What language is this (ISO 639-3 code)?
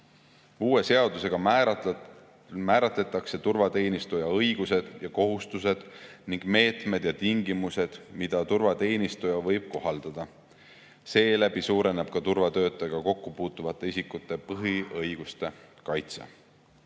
est